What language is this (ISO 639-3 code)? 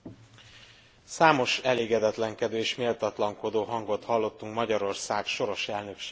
hun